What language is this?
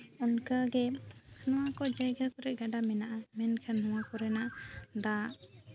Santali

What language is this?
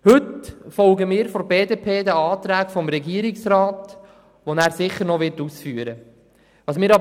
Swiss German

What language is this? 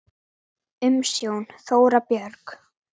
Icelandic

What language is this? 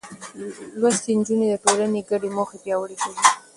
Pashto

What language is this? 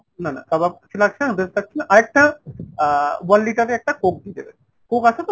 Bangla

